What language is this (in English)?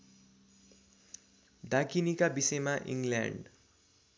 Nepali